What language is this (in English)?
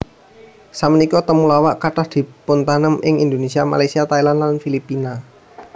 Javanese